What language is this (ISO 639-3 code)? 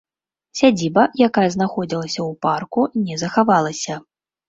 bel